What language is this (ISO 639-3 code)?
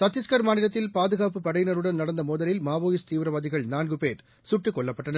tam